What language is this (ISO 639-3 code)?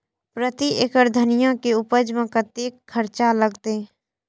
mai